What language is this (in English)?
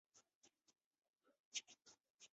Chinese